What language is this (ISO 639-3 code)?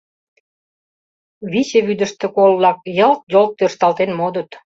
chm